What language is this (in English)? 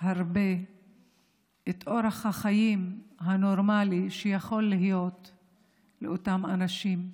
Hebrew